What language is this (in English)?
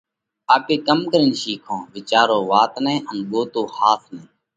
Parkari Koli